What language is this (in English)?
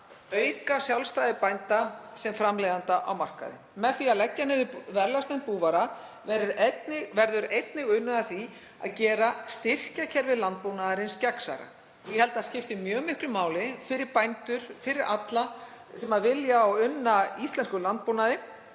Icelandic